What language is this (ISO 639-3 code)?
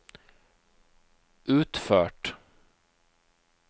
nor